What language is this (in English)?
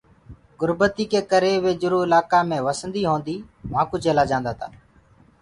Gurgula